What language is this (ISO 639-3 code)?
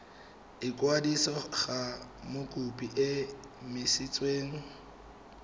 tsn